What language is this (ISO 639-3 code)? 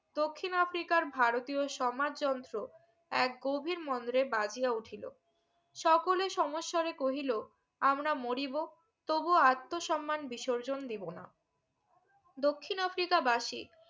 ben